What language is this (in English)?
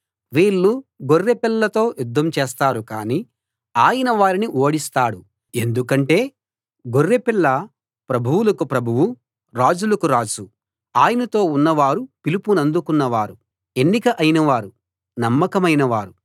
Telugu